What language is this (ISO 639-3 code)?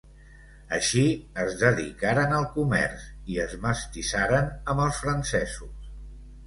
cat